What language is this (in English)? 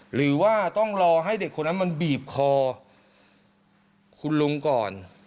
Thai